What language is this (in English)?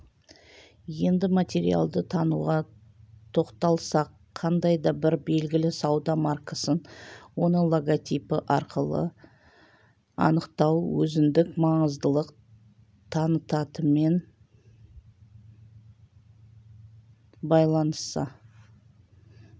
Kazakh